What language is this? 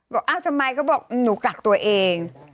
Thai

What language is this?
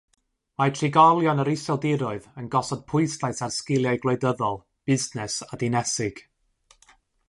Welsh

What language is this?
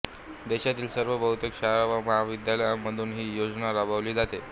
Marathi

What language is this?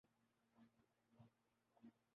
Urdu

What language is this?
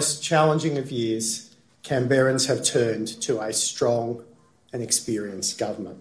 Polish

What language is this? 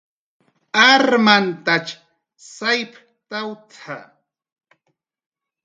Jaqaru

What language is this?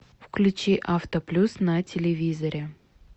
Russian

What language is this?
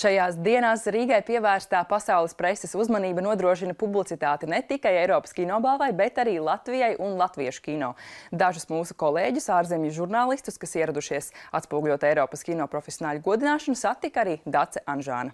Latvian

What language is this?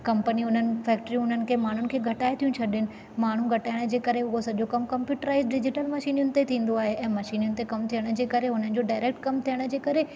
Sindhi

